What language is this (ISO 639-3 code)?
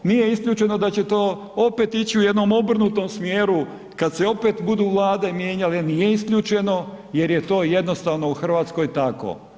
hrv